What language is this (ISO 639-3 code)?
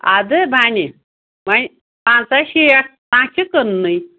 kas